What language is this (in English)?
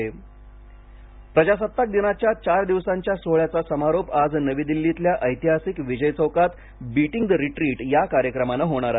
Marathi